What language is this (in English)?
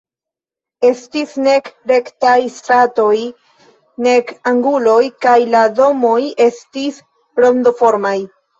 Esperanto